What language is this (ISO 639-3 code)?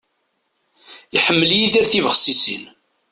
kab